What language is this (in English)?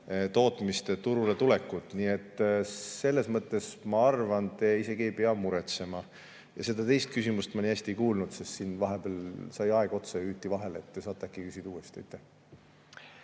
Estonian